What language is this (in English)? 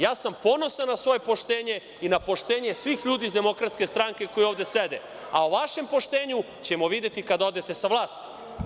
Serbian